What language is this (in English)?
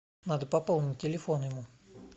Russian